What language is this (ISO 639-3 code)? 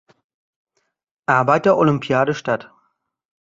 deu